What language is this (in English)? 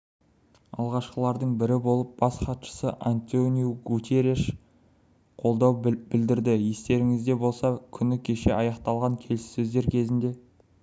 Kazakh